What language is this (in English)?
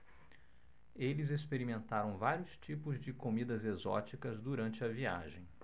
Portuguese